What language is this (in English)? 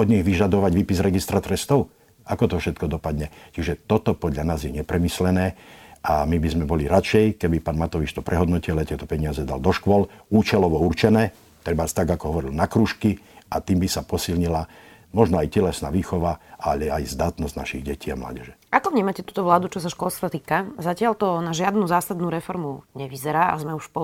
Slovak